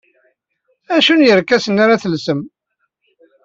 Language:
Kabyle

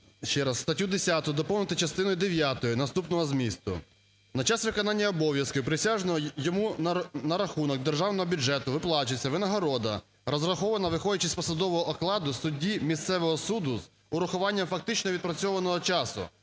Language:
Ukrainian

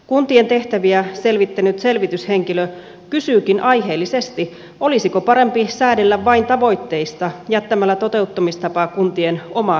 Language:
Finnish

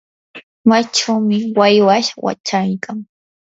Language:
Yanahuanca Pasco Quechua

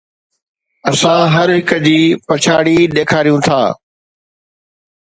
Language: Sindhi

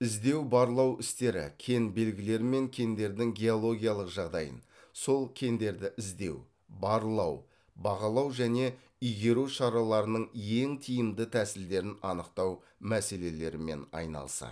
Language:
Kazakh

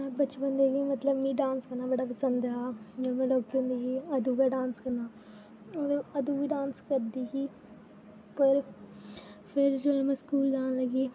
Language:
Dogri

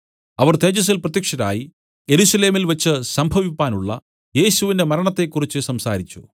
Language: Malayalam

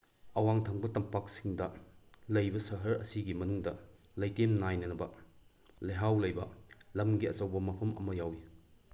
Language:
Manipuri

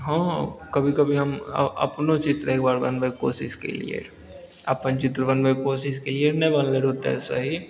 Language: Maithili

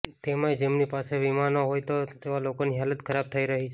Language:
Gujarati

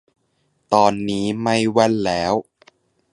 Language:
Thai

